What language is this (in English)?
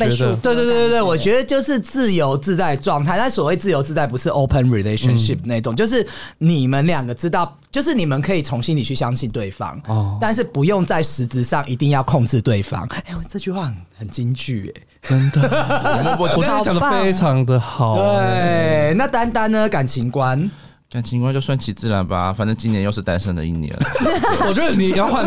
Chinese